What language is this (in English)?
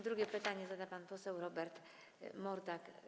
Polish